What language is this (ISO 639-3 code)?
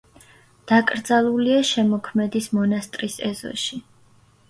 kat